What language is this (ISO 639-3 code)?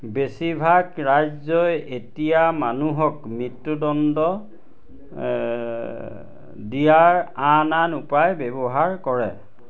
asm